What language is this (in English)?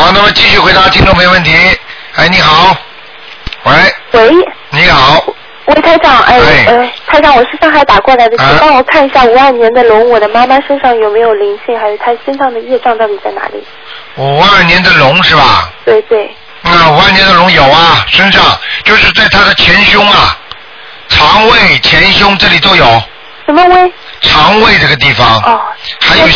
Chinese